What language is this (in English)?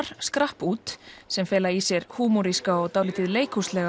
Icelandic